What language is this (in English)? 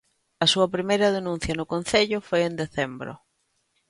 Galician